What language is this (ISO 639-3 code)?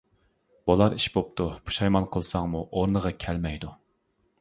uig